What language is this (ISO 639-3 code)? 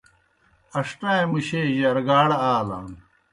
plk